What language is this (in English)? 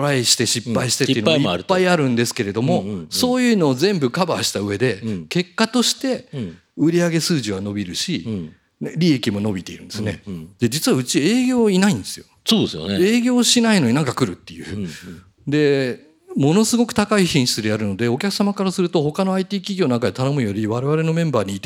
Japanese